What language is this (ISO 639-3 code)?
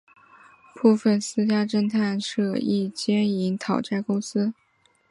zho